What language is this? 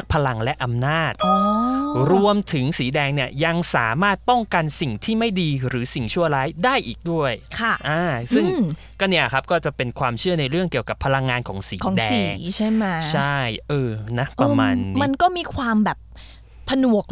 Thai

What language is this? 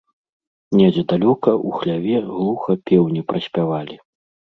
Belarusian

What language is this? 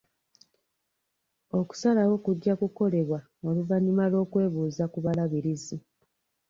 Ganda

